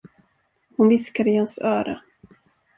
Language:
Swedish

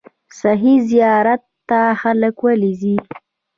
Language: Pashto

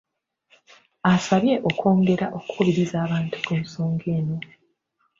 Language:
Ganda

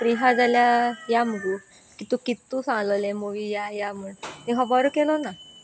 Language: Konkani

